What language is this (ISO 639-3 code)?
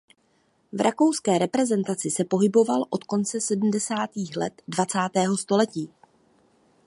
ces